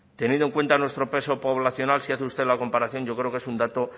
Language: Spanish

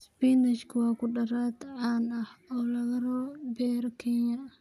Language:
Somali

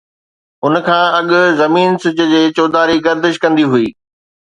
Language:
Sindhi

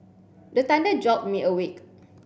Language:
English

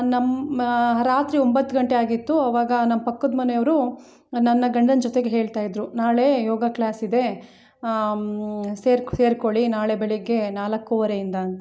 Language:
Kannada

